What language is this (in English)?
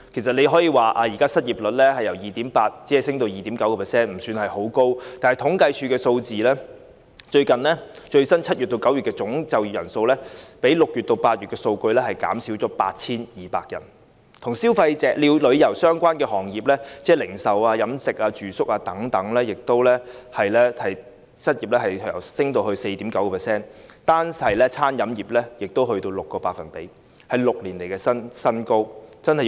Cantonese